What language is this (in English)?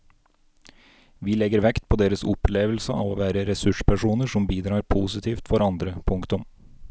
Norwegian